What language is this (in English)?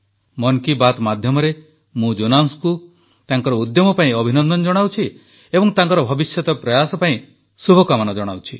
Odia